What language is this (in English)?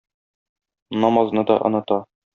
Tatar